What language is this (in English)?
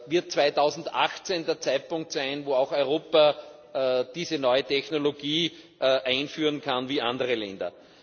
German